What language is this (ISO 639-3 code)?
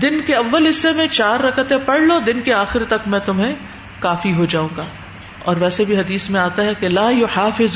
urd